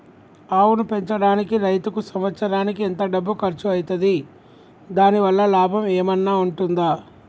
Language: Telugu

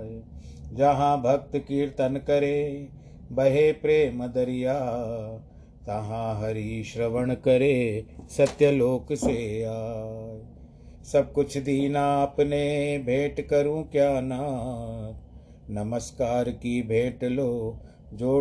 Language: Hindi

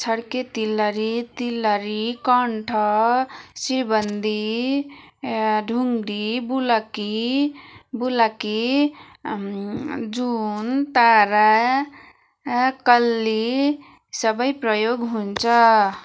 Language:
Nepali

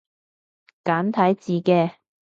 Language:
Cantonese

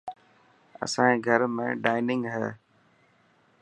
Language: Dhatki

